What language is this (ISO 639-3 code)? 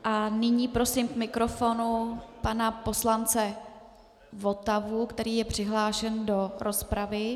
ces